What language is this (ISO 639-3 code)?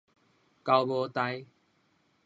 nan